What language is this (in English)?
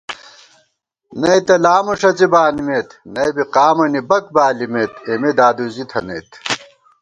Gawar-Bati